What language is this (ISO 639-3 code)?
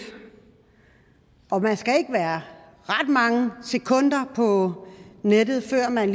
dan